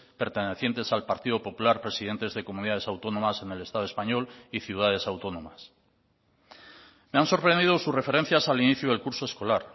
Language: Spanish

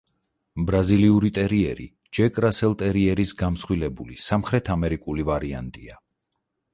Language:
Georgian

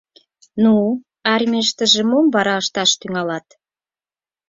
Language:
Mari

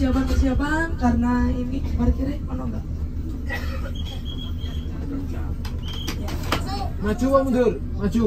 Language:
Indonesian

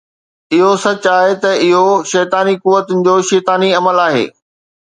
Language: Sindhi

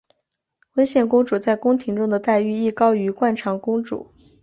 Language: Chinese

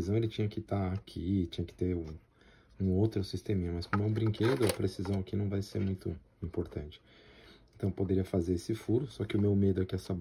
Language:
Portuguese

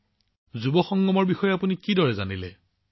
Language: Assamese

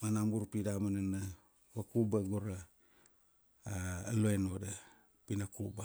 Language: Kuanua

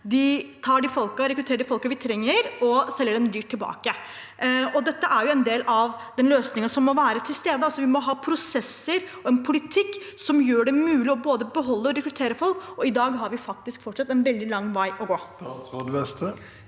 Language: Norwegian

